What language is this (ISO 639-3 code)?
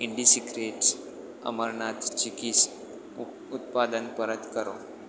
guj